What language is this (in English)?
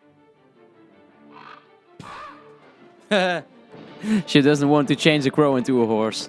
English